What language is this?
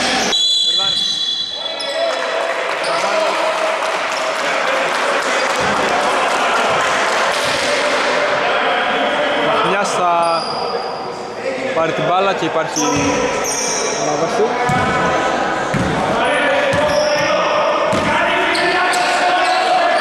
Greek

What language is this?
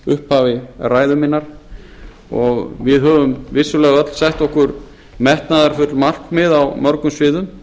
Icelandic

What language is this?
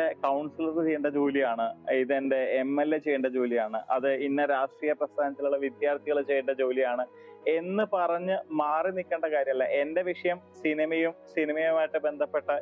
Malayalam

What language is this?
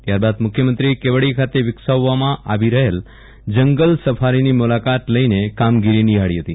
Gujarati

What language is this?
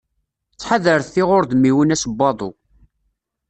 Kabyle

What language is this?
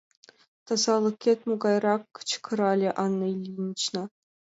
Mari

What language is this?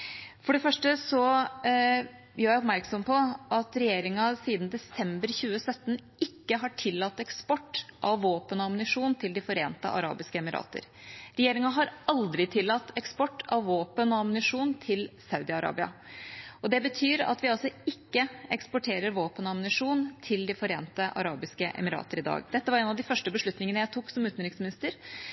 Norwegian Bokmål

